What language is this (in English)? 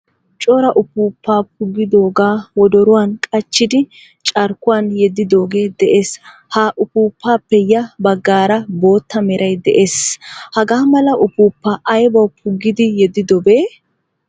Wolaytta